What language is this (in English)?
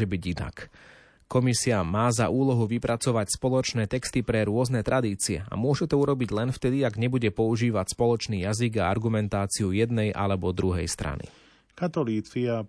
Slovak